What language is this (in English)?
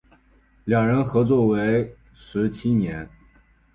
Chinese